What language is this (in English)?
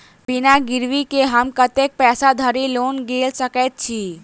Maithili